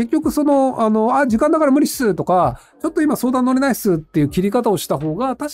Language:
Japanese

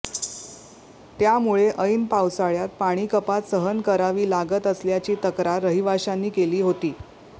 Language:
Marathi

